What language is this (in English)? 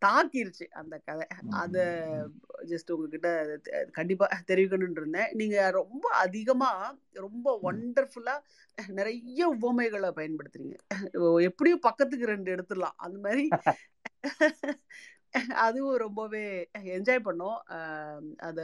Tamil